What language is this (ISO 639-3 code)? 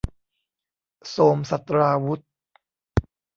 tha